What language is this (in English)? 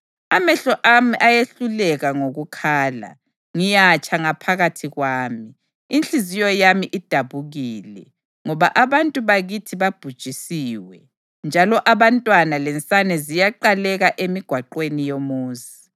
North Ndebele